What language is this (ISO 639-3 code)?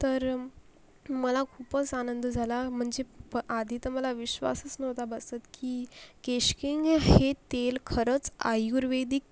mar